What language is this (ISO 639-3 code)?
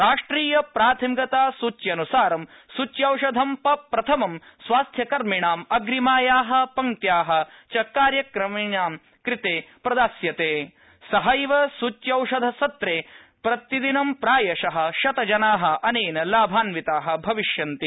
san